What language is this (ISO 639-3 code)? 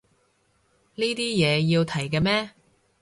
yue